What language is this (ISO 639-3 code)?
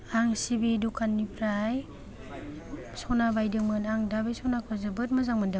brx